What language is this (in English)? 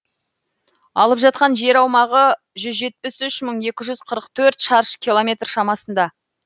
Kazakh